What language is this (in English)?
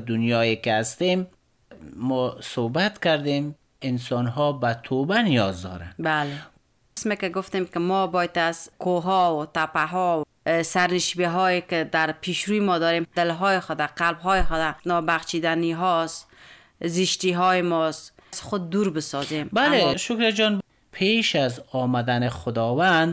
Persian